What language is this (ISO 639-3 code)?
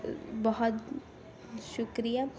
urd